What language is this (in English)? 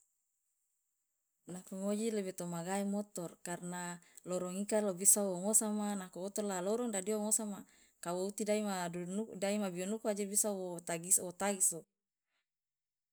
Loloda